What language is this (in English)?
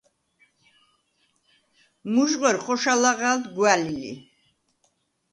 Svan